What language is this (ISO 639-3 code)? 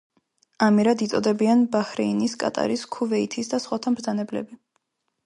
kat